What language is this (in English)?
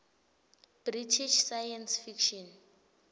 Swati